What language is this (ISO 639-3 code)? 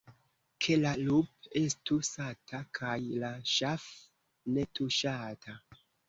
epo